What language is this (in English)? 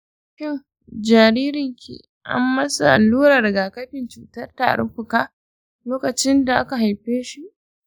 Hausa